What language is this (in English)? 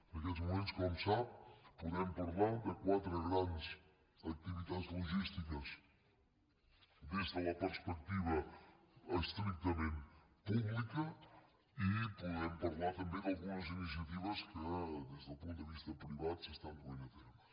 Catalan